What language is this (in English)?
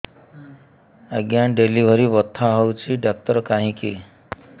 Odia